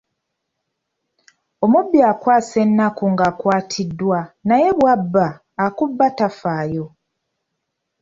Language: Ganda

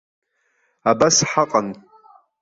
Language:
Abkhazian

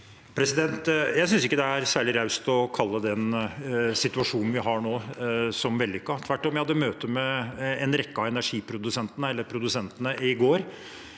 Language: Norwegian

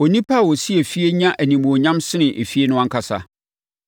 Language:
Akan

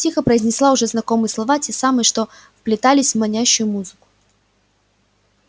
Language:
Russian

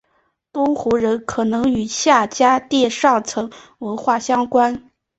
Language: Chinese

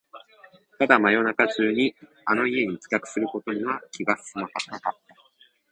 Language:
Japanese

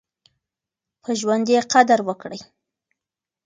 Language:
Pashto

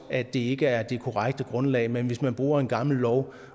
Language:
Danish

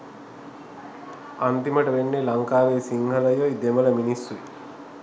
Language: Sinhala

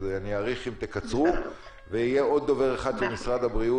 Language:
Hebrew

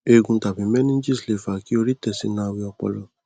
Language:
Yoruba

